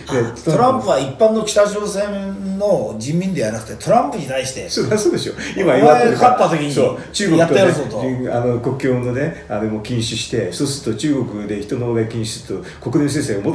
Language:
Japanese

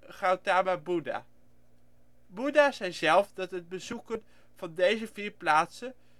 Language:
Dutch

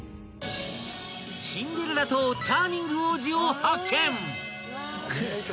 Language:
Japanese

